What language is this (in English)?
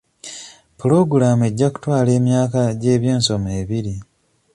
Ganda